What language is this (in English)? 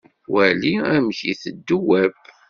Kabyle